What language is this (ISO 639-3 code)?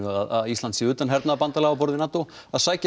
isl